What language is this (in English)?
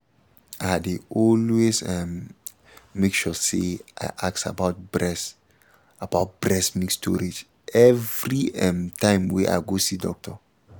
Nigerian Pidgin